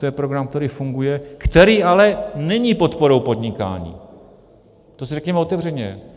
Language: Czech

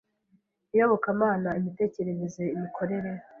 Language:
Kinyarwanda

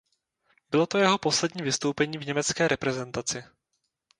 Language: Czech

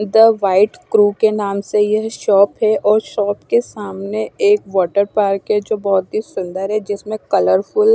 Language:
Hindi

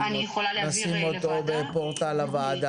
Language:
Hebrew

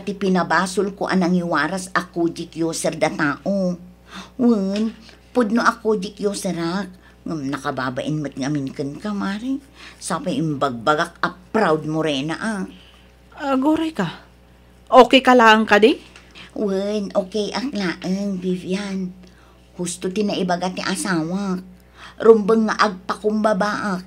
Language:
Filipino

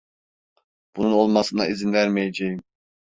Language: Turkish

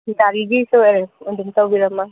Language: Manipuri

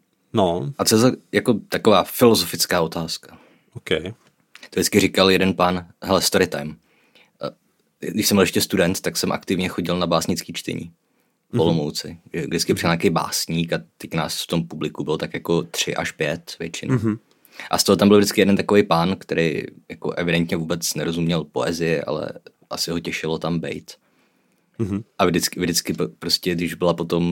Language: Czech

